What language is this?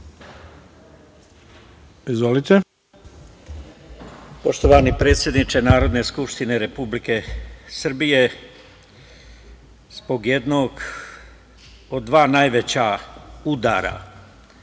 Serbian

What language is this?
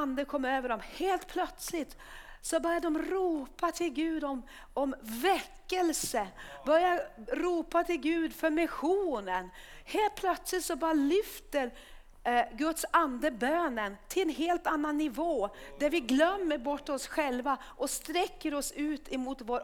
Swedish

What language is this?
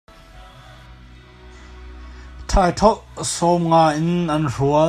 Hakha Chin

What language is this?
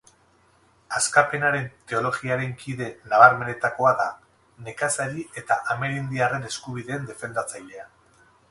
Basque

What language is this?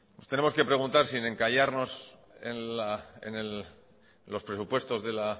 Spanish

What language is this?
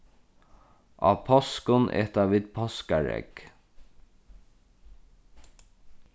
Faroese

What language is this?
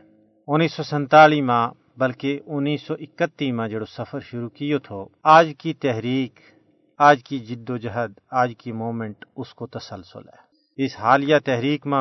Urdu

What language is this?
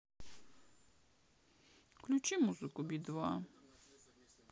Russian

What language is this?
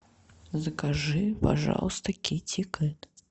Russian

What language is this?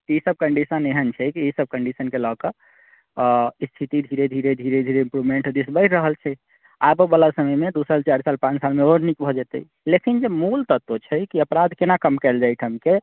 Maithili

